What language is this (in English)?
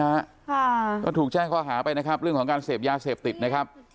Thai